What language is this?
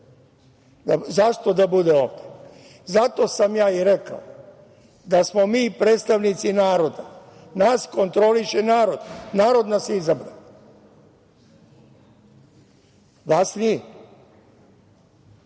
Serbian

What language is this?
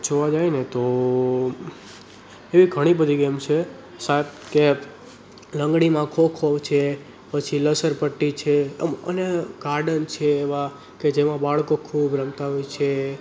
Gujarati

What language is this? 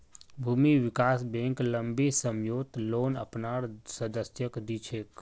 Magahi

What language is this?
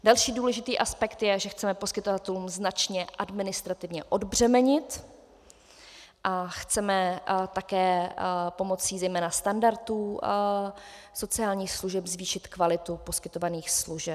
Czech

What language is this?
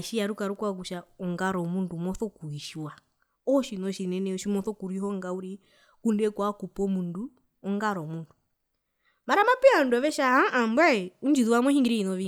Herero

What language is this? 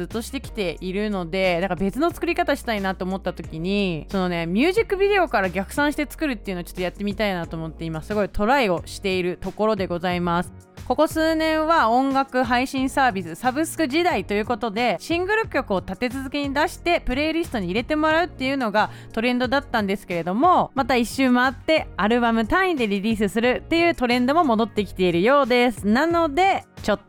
Japanese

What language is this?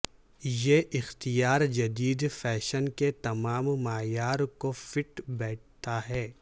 Urdu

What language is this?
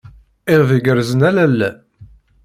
Kabyle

